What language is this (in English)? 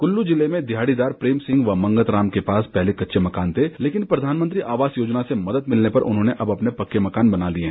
Hindi